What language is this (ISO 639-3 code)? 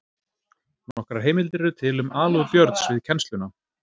isl